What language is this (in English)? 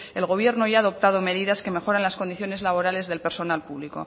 Spanish